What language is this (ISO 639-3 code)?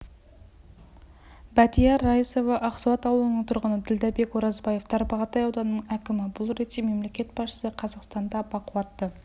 kaz